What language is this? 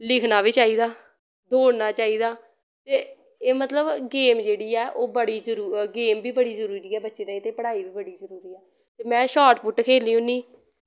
Dogri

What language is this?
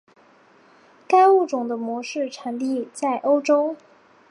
Chinese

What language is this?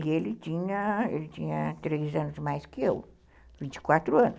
Portuguese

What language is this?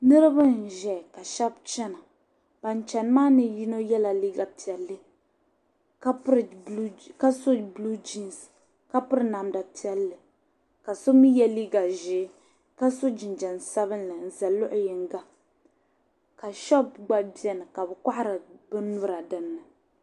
Dagbani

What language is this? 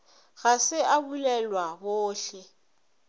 Northern Sotho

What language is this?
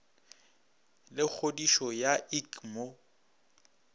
Northern Sotho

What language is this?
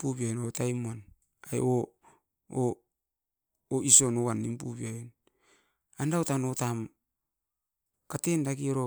Askopan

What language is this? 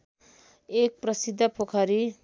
Nepali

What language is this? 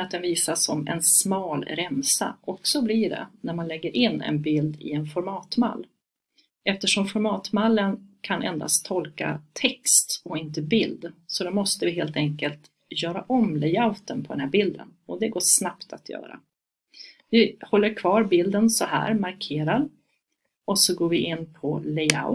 Swedish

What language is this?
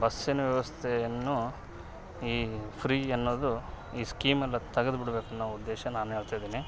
Kannada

